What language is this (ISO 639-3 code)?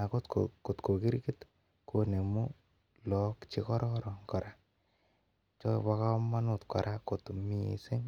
kln